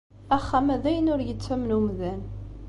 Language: Kabyle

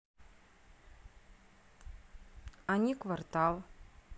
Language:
Russian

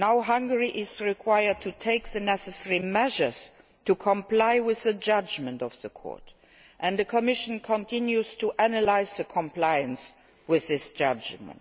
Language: English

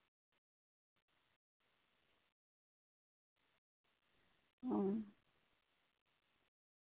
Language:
Santali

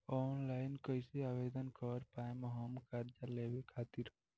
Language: Bhojpuri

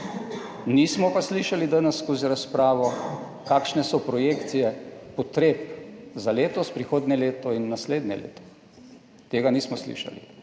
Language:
Slovenian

